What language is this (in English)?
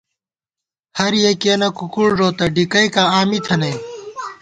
Gawar-Bati